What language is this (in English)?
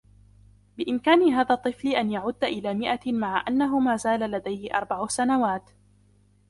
Arabic